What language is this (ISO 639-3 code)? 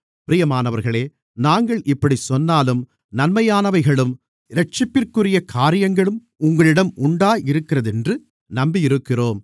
tam